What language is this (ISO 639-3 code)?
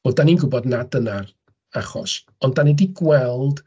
cym